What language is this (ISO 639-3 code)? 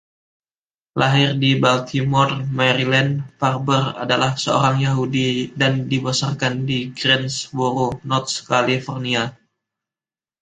ind